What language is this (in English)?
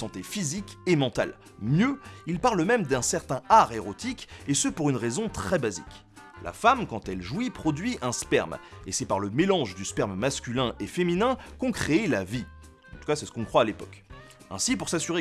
French